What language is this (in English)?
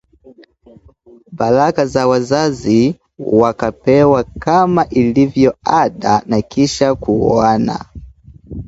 Swahili